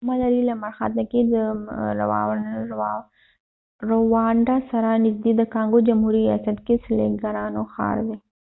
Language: Pashto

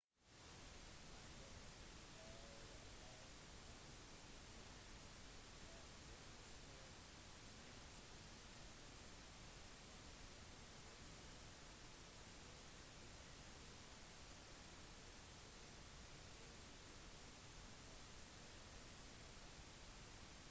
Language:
Norwegian Bokmål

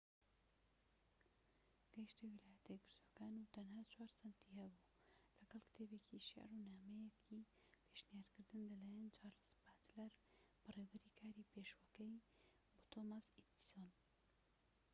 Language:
Central Kurdish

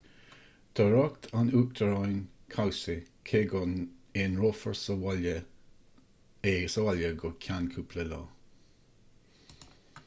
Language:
Irish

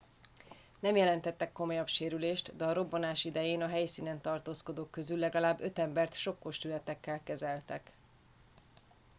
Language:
Hungarian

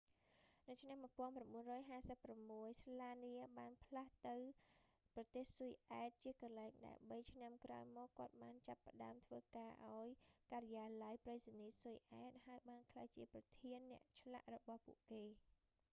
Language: Khmer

